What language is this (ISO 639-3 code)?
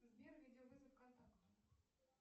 rus